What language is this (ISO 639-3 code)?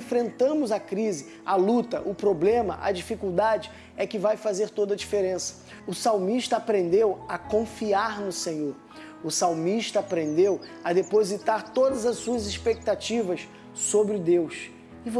por